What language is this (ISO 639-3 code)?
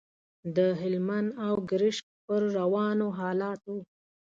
pus